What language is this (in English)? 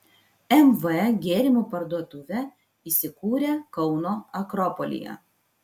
Lithuanian